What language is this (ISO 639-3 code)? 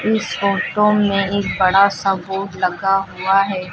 hin